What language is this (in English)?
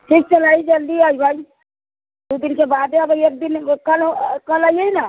Maithili